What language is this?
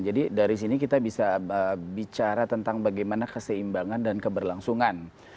Indonesian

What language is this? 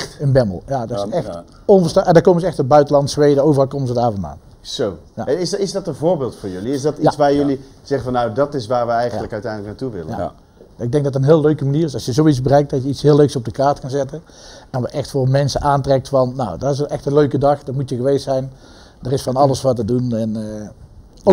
Dutch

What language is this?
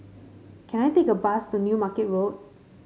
English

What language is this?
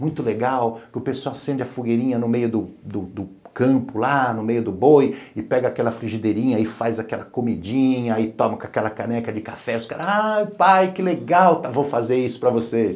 Portuguese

